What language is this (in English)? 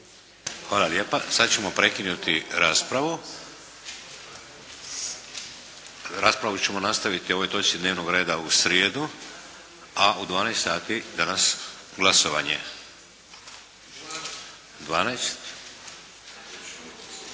Croatian